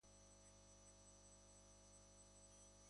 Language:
Basque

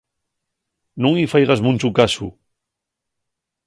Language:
Asturian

